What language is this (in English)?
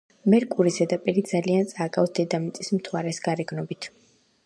Georgian